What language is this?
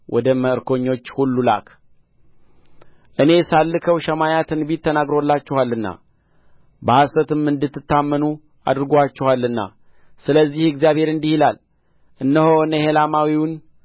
Amharic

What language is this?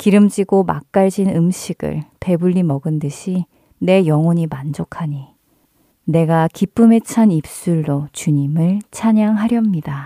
Korean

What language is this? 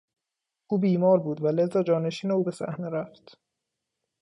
Persian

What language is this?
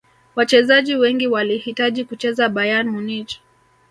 Swahili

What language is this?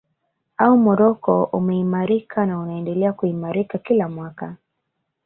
Swahili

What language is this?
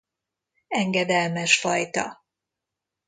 Hungarian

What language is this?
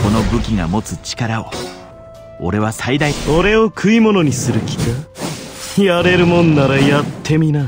Japanese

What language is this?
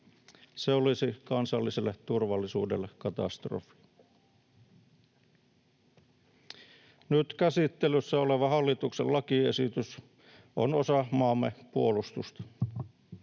Finnish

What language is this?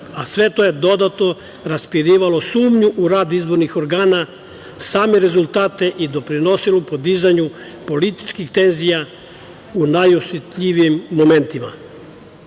Serbian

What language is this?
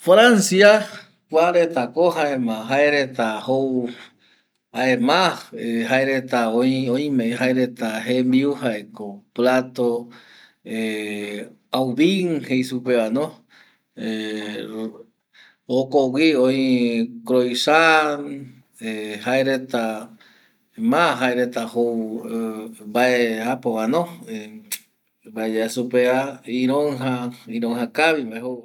Eastern Bolivian Guaraní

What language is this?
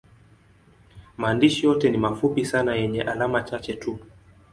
Swahili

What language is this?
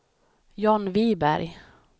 Swedish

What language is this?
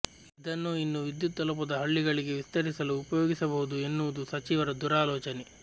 Kannada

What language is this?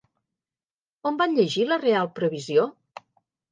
Catalan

